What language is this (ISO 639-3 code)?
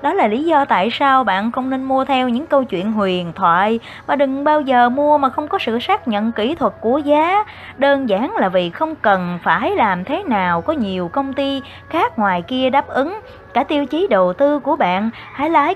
vie